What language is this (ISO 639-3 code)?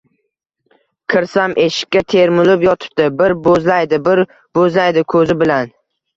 uzb